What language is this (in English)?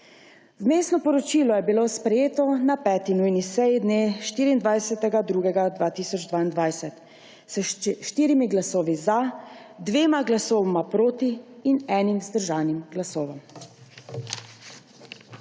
Slovenian